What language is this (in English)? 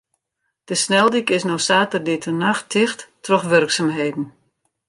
Western Frisian